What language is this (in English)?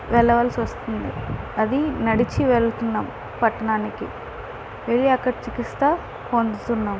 Telugu